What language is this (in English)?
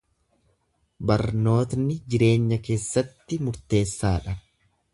Oromo